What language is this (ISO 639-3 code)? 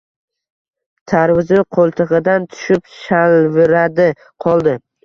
uzb